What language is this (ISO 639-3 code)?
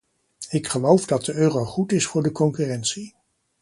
nld